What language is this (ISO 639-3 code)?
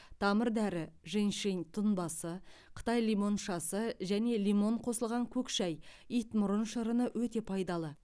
kaz